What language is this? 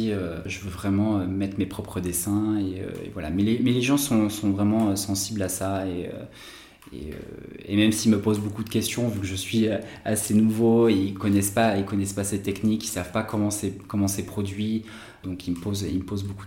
French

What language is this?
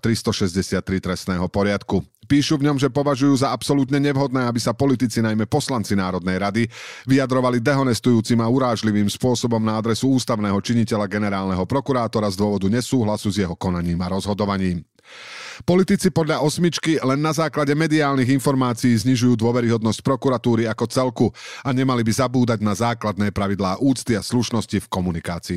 Slovak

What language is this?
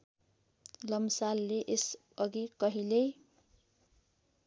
Nepali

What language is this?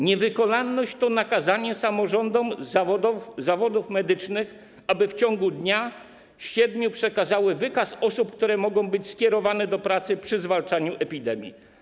Polish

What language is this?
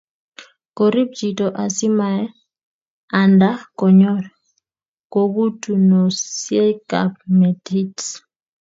Kalenjin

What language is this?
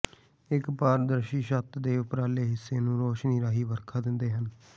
Punjabi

